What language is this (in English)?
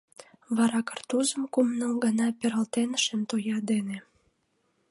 Mari